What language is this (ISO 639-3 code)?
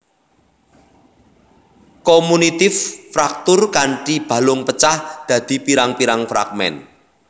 jav